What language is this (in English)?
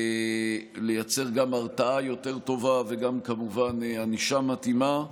Hebrew